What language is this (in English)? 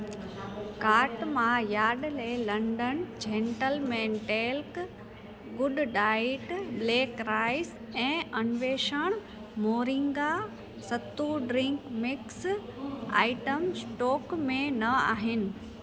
Sindhi